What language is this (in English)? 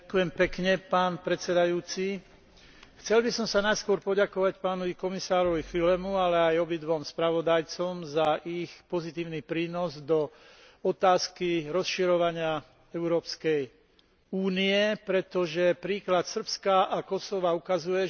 Slovak